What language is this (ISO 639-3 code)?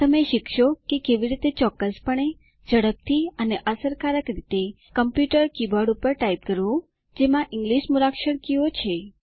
guj